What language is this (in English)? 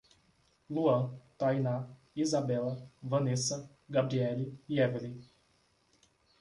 Portuguese